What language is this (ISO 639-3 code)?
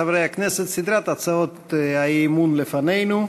heb